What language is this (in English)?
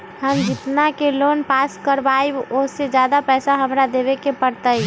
Magahi